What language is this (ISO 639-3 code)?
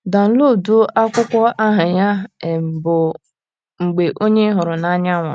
ibo